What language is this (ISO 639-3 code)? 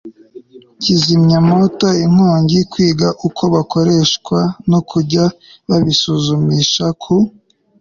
kin